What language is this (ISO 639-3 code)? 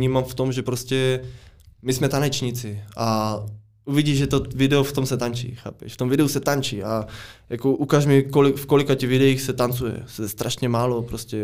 ces